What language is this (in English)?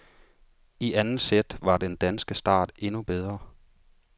Danish